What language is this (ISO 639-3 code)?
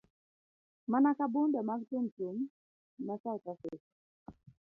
luo